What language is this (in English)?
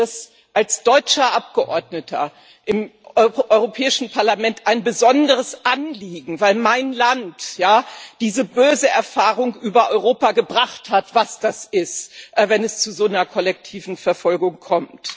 German